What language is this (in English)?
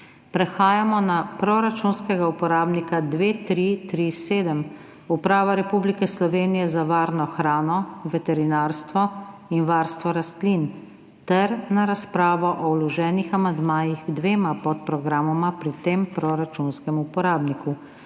Slovenian